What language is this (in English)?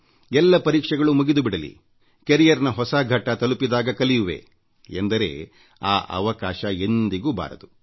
Kannada